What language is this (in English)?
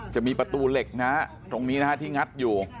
Thai